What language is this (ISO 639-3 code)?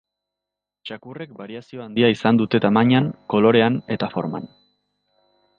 eus